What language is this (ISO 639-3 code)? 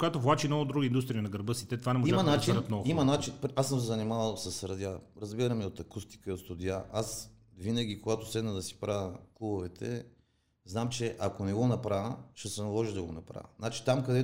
bul